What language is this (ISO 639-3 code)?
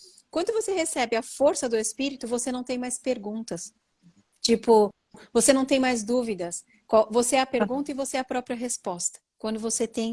por